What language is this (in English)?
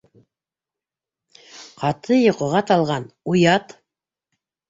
Bashkir